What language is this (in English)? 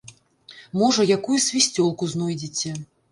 Belarusian